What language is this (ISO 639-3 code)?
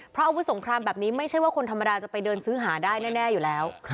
tha